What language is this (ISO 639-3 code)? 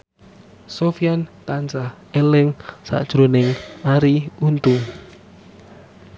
jav